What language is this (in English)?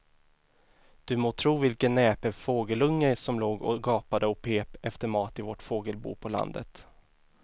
Swedish